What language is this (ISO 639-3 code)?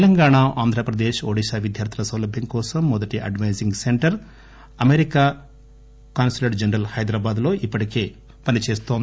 tel